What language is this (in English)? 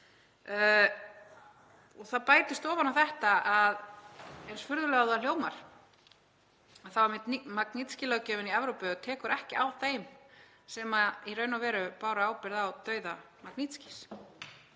Icelandic